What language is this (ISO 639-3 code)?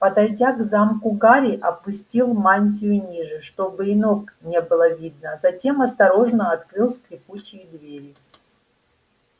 rus